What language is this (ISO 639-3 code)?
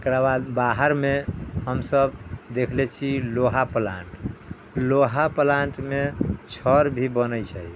mai